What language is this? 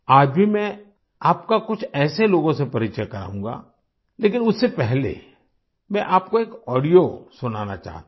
Hindi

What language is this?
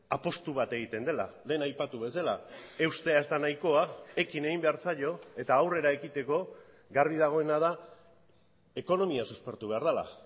Basque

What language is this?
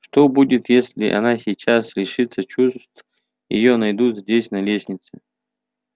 Russian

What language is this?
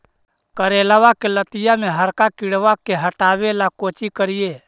Magahi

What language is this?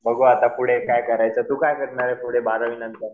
Marathi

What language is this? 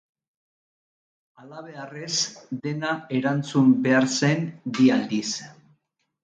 Basque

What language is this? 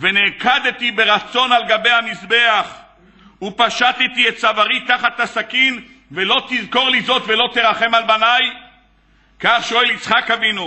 Hebrew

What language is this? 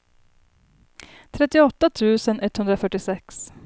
Swedish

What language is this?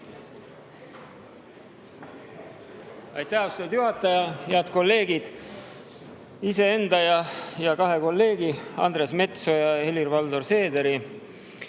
Estonian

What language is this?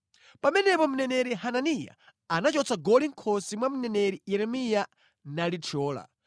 Nyanja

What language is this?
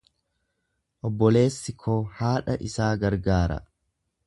Oromo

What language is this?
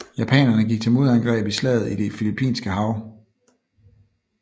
Danish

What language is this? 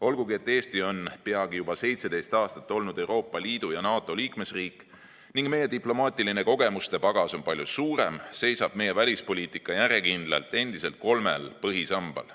Estonian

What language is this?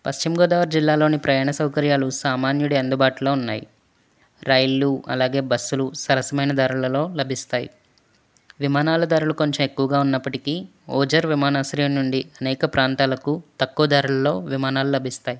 Telugu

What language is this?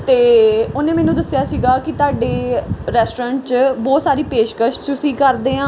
Punjabi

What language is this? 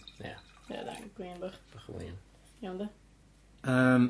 Welsh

